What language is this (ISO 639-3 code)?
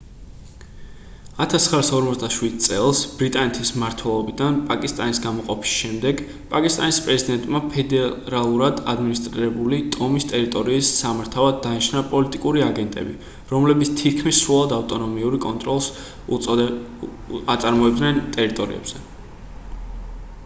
kat